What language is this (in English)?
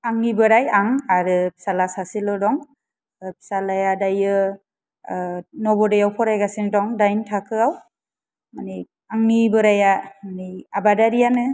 Bodo